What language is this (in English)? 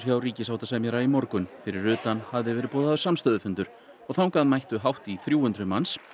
Icelandic